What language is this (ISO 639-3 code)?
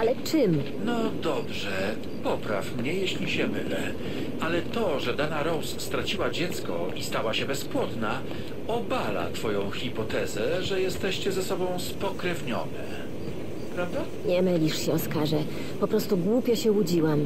pol